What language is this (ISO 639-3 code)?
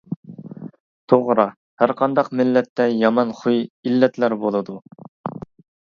uig